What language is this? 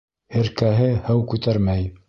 Bashkir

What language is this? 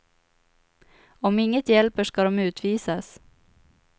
Swedish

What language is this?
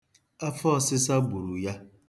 Igbo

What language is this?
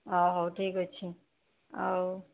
Odia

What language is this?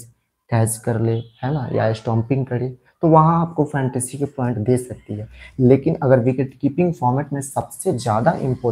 Hindi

